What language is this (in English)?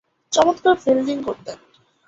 Bangla